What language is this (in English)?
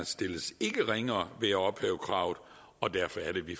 Danish